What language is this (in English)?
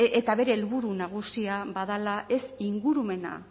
Basque